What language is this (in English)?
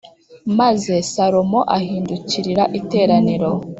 Kinyarwanda